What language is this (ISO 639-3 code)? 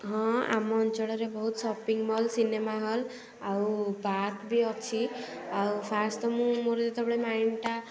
ori